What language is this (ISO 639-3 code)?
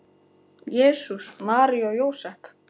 isl